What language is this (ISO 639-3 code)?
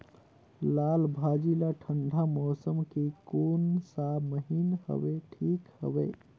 hne